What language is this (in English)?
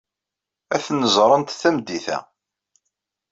Kabyle